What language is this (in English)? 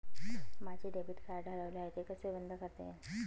Marathi